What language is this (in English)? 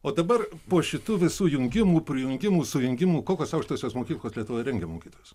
Lithuanian